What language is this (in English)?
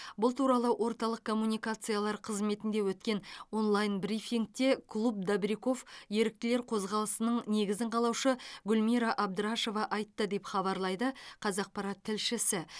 Kazakh